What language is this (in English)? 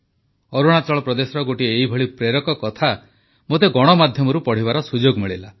Odia